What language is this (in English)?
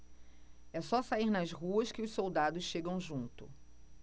Portuguese